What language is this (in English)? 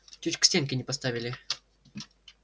Russian